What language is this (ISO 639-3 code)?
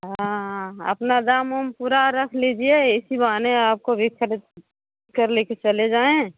hin